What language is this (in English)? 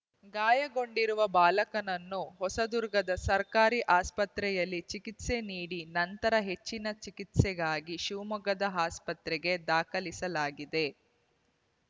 Kannada